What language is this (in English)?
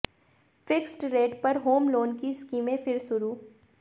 Hindi